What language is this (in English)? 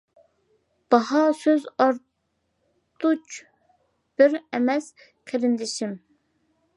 Uyghur